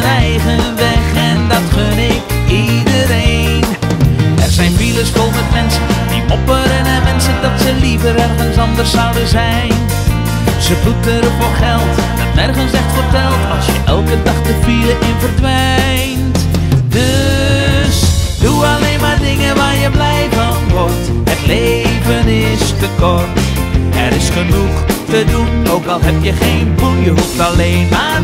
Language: Dutch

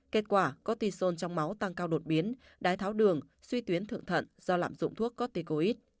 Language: Vietnamese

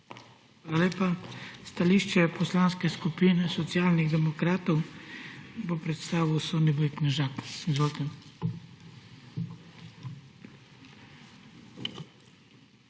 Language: Slovenian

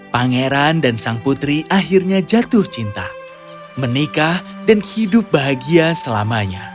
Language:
Indonesian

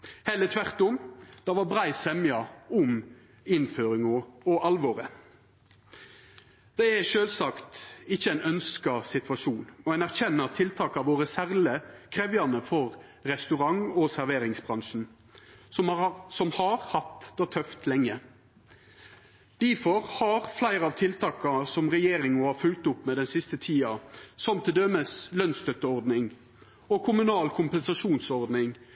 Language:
Norwegian Nynorsk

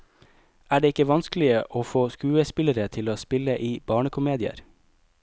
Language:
Norwegian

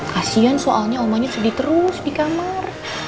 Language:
Indonesian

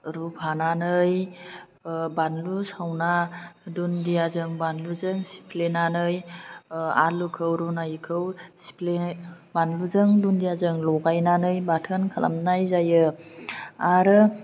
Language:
Bodo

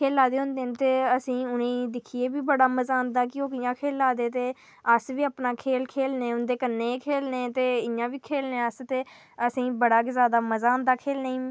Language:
Dogri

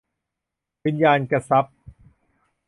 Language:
Thai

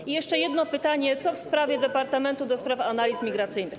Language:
Polish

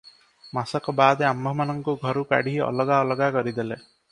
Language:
Odia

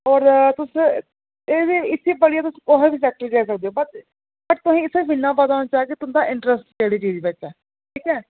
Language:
Dogri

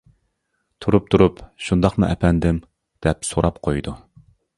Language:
Uyghur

